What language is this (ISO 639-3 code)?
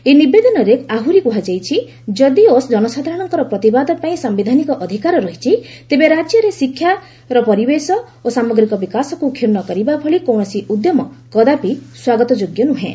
ori